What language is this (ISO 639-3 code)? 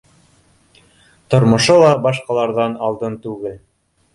bak